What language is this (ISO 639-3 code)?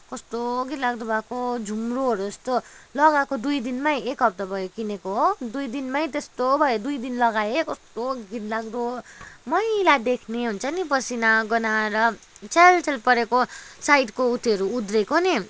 nep